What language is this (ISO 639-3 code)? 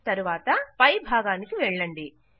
tel